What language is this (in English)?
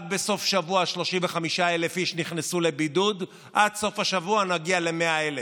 Hebrew